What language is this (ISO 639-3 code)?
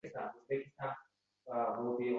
uzb